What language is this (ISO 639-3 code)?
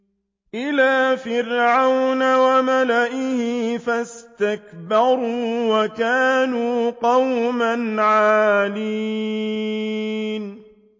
ara